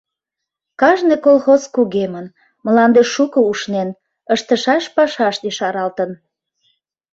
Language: Mari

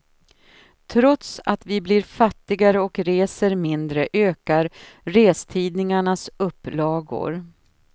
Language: Swedish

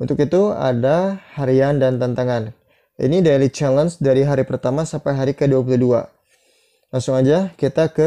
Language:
Indonesian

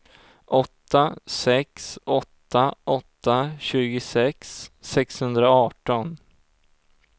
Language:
Swedish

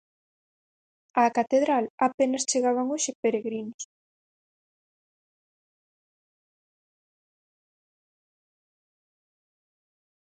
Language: Galician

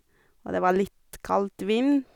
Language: Norwegian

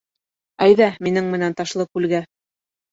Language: Bashkir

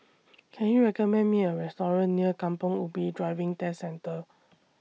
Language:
English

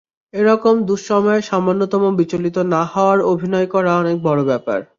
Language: Bangla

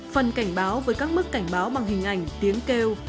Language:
Vietnamese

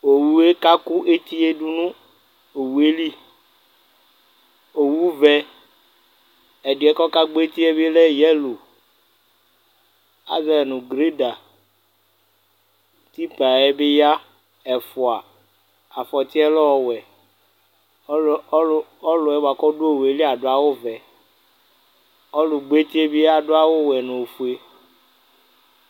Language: Ikposo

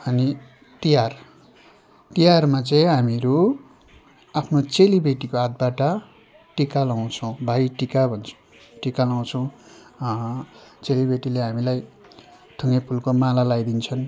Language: Nepali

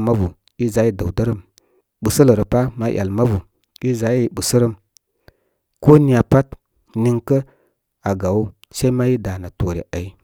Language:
Koma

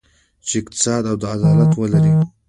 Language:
Pashto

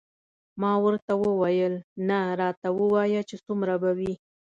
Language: Pashto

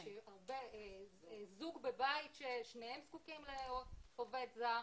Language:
Hebrew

